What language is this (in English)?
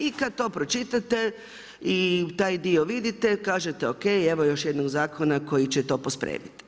Croatian